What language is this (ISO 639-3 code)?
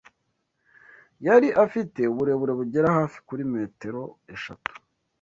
kin